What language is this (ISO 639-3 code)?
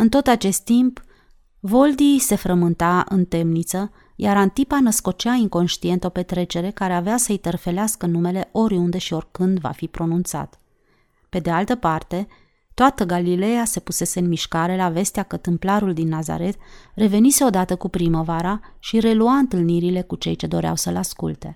ron